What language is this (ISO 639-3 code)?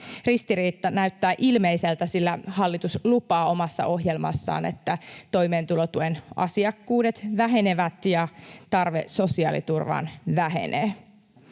fin